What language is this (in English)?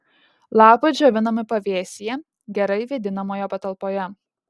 Lithuanian